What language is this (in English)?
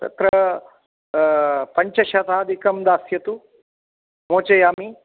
Sanskrit